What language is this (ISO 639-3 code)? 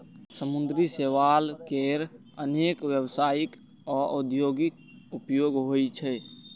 mai